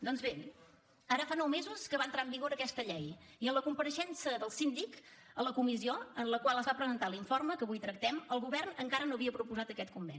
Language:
Catalan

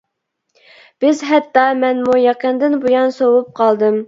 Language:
Uyghur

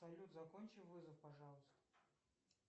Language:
Russian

